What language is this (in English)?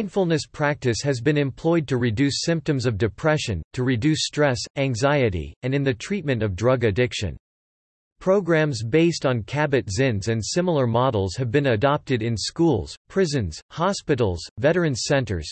English